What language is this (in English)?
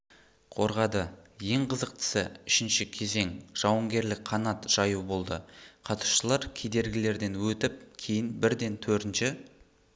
Kazakh